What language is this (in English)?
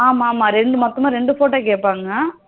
Tamil